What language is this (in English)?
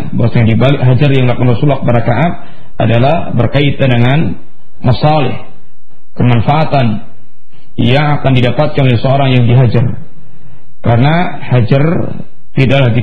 Malay